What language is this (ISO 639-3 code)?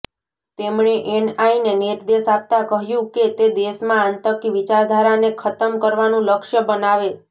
guj